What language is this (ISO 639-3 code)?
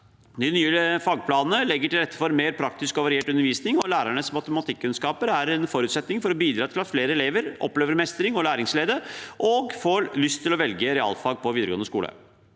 nor